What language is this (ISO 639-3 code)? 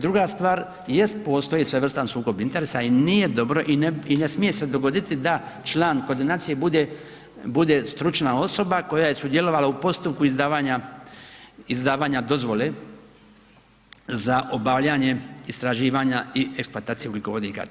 hrv